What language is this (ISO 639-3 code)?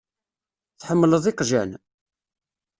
kab